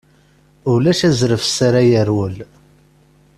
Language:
Kabyle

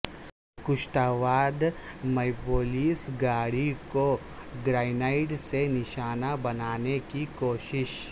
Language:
Urdu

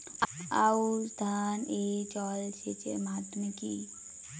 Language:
Bangla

